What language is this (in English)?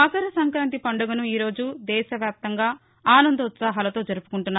Telugu